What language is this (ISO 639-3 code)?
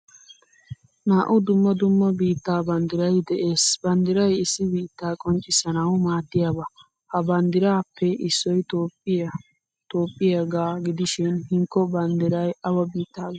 wal